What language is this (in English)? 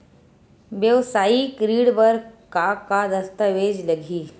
Chhattisgarhi